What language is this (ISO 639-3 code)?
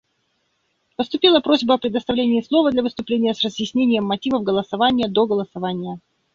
rus